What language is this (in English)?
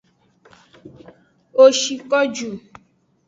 Aja (Benin)